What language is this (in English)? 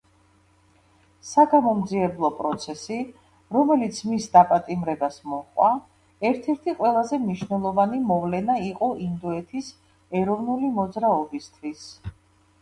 Georgian